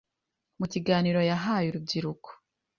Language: Kinyarwanda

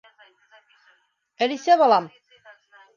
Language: Bashkir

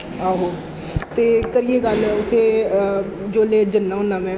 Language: Dogri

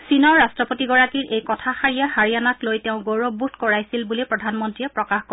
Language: Assamese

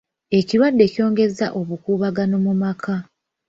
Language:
Ganda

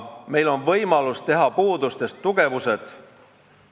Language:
Estonian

